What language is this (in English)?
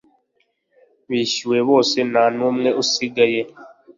Kinyarwanda